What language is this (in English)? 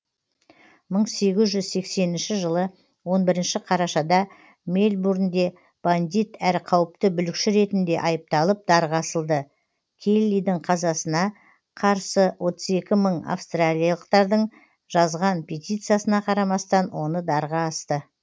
Kazakh